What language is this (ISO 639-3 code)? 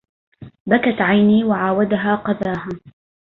ara